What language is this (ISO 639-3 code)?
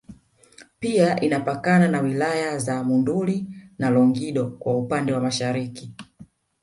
swa